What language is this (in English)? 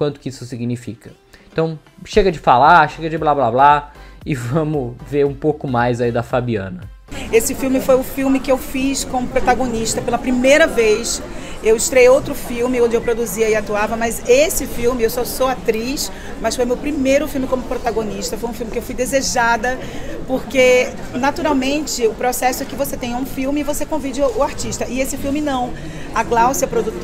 Portuguese